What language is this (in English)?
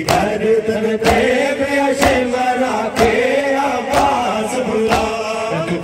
Arabic